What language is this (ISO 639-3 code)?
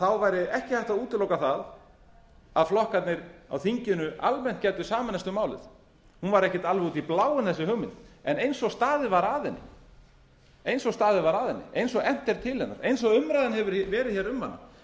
isl